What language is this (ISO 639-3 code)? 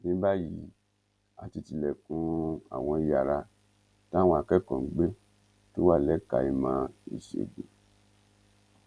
yor